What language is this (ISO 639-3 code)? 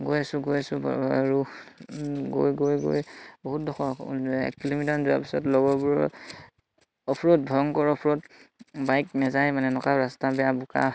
asm